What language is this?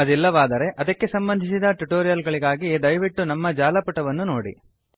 Kannada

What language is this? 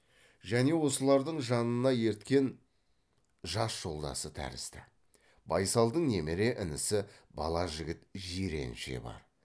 Kazakh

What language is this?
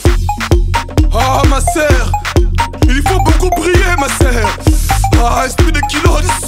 Polish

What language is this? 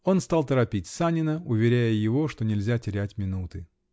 Russian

